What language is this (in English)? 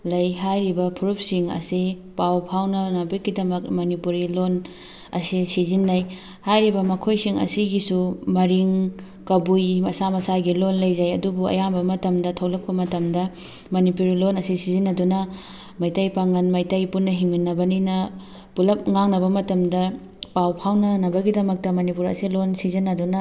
Manipuri